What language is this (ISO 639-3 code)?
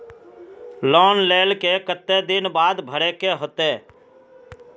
mag